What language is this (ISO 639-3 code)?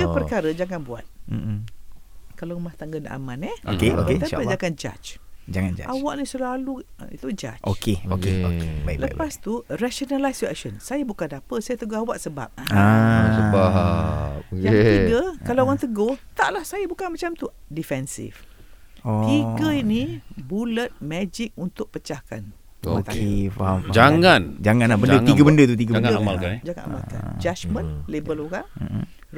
msa